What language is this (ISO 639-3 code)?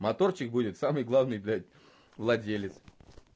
rus